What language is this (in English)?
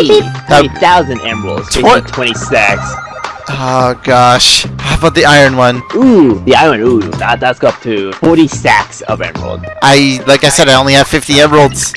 English